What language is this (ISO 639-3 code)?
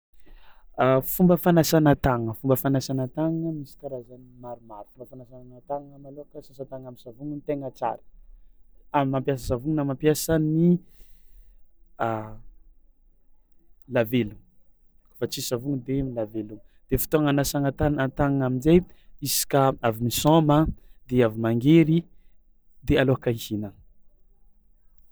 xmw